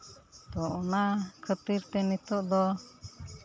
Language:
Santali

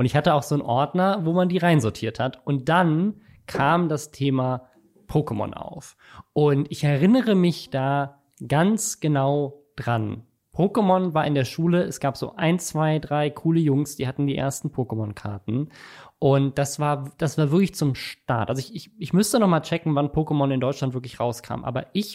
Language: German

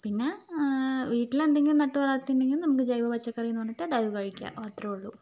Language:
Malayalam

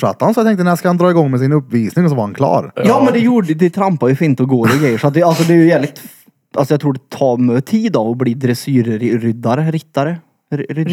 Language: Swedish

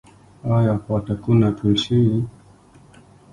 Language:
Pashto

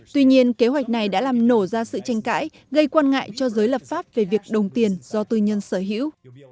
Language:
Vietnamese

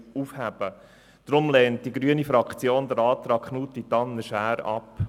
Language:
Swiss German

